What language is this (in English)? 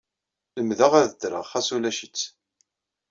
Kabyle